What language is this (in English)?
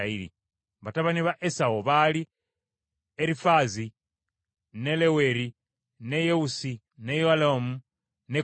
Ganda